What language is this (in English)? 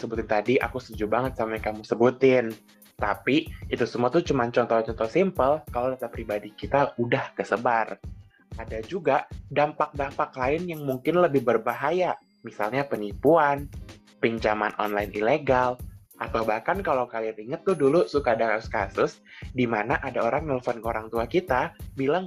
Indonesian